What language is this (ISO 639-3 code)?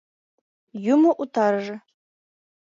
chm